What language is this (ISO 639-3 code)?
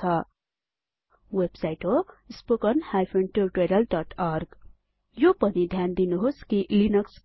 nep